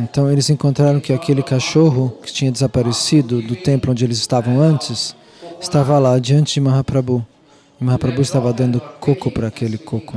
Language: Portuguese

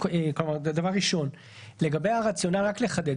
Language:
Hebrew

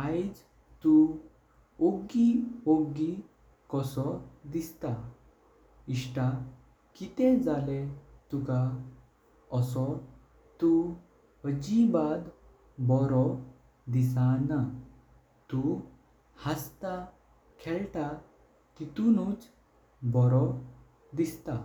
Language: Konkani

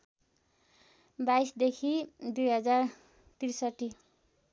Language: Nepali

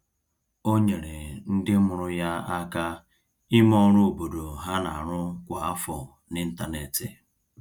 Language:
Igbo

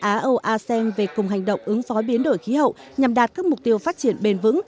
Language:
Vietnamese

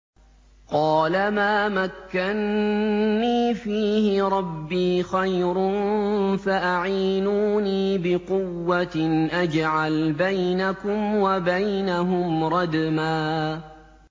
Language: Arabic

